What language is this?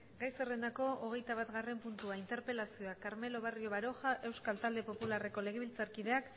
Basque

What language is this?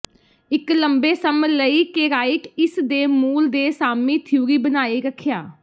Punjabi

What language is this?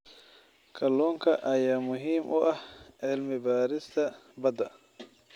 Somali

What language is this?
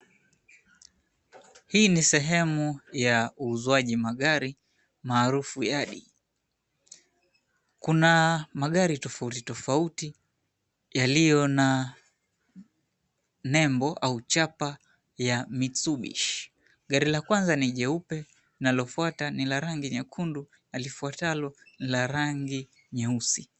Swahili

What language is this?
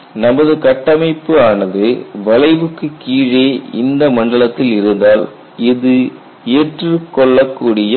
Tamil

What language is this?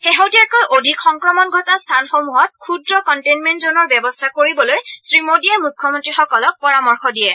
Assamese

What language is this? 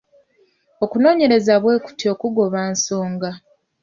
Ganda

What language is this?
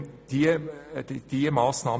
Swiss German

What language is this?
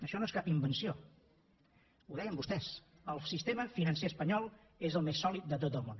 Catalan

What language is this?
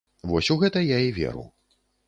Belarusian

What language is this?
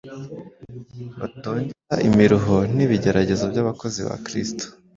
Kinyarwanda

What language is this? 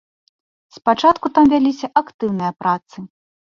Belarusian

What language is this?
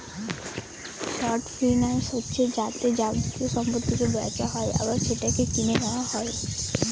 Bangla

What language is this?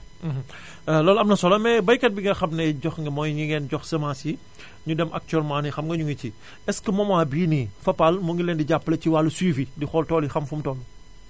Wolof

